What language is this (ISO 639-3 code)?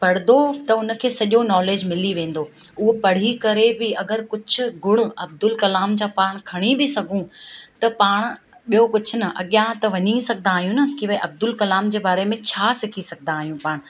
snd